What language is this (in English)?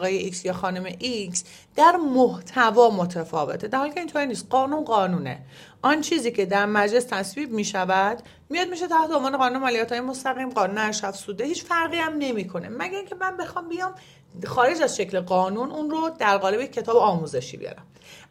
Persian